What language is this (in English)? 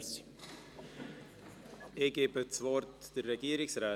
Swiss German